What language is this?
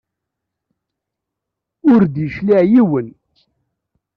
Kabyle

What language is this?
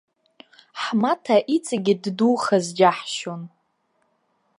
Abkhazian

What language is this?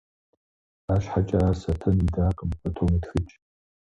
Kabardian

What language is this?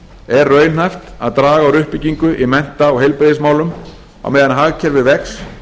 Icelandic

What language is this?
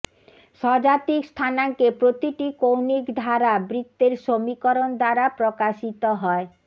Bangla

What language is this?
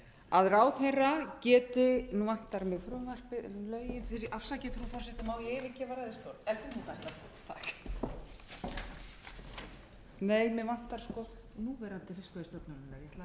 Icelandic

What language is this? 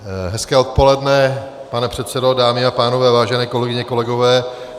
Czech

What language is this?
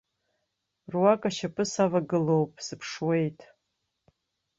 Abkhazian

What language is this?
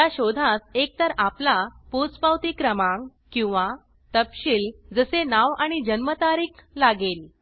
Marathi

